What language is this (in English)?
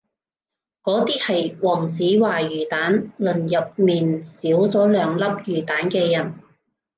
Cantonese